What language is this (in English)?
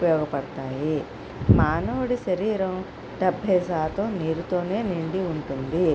Telugu